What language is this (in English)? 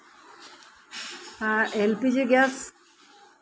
Santali